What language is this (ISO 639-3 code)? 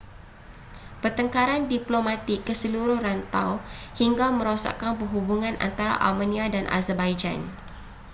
msa